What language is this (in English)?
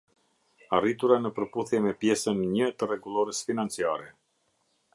Albanian